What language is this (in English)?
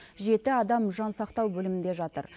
Kazakh